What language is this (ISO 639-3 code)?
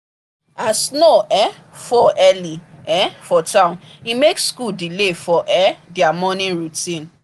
pcm